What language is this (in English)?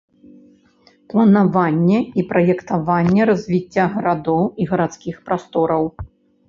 Belarusian